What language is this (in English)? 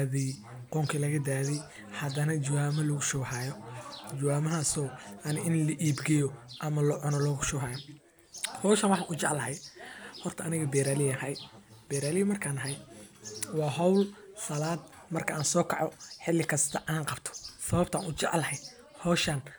Somali